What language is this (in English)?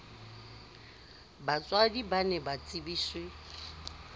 Southern Sotho